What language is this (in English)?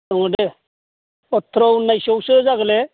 Bodo